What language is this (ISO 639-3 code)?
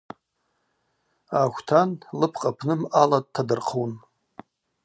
abq